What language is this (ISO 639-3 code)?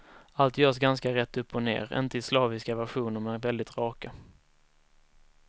swe